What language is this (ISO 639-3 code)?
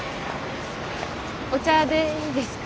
jpn